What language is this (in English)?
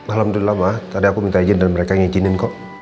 Indonesian